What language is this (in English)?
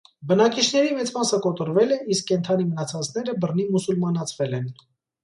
Armenian